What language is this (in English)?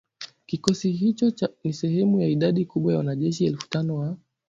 Swahili